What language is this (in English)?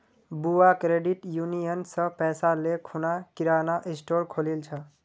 Magahi